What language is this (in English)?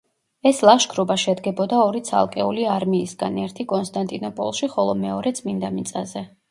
Georgian